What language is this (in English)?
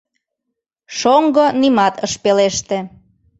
Mari